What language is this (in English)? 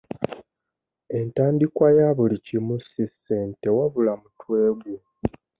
Ganda